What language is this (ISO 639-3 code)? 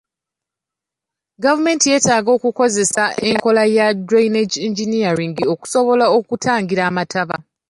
lug